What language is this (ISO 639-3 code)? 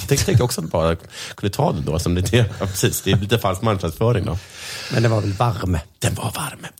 swe